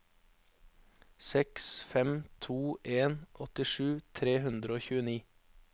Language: Norwegian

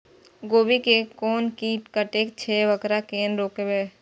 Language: Maithili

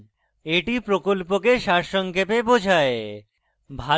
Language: Bangla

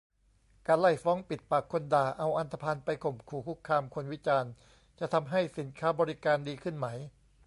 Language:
Thai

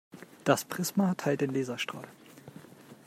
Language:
German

